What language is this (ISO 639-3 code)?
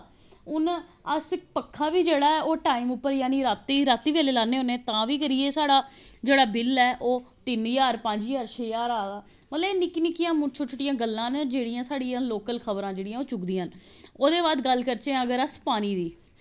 doi